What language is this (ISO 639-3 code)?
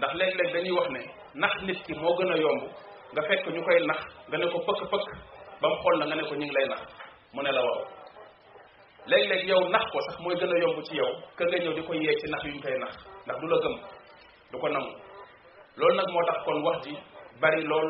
ind